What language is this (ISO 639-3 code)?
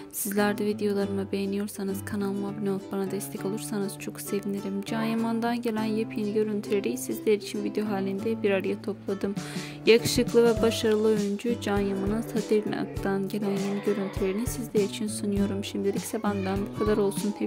tur